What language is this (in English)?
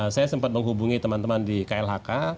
Indonesian